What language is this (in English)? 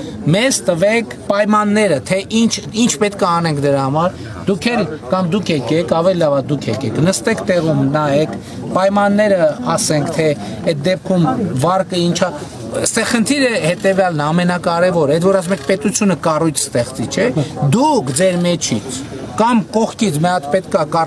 Romanian